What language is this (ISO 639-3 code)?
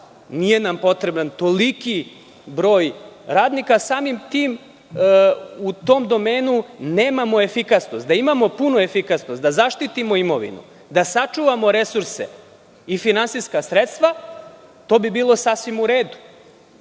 srp